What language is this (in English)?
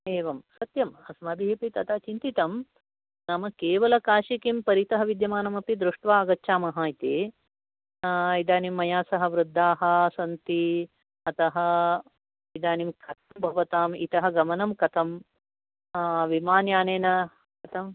Sanskrit